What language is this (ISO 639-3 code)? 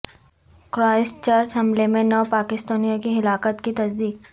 urd